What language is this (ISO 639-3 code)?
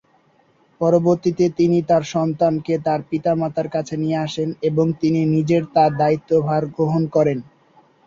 ben